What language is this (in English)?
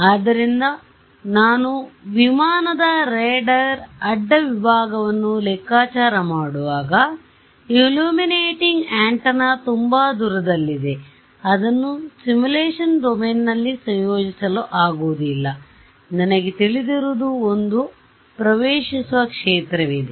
Kannada